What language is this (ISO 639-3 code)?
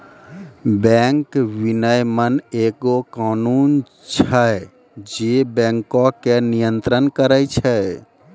mai